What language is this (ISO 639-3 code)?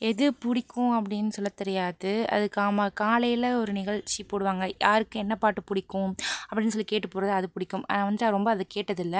tam